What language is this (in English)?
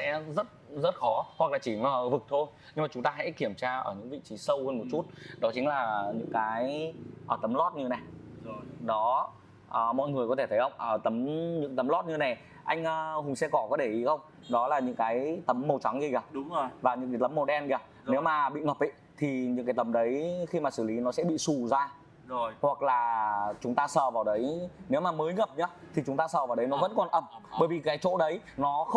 Vietnamese